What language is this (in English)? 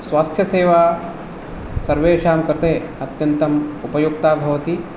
Sanskrit